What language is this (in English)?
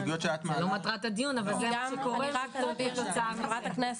Hebrew